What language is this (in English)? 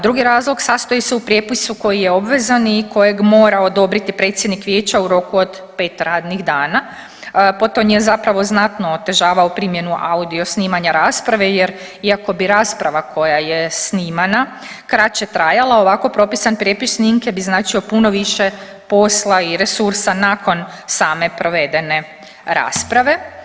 Croatian